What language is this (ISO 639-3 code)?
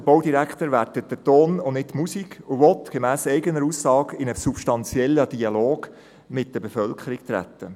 gsw